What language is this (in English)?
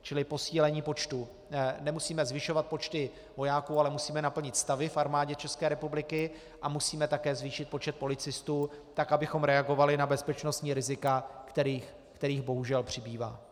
Czech